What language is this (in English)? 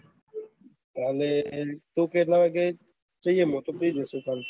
Gujarati